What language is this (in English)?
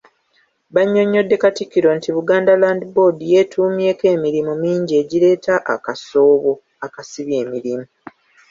Ganda